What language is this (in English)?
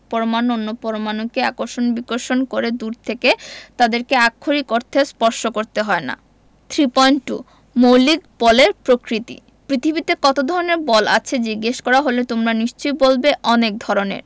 Bangla